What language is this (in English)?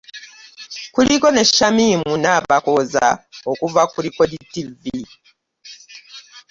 Ganda